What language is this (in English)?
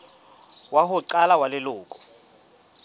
Southern Sotho